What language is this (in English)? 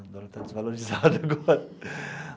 Portuguese